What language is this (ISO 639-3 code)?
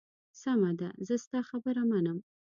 pus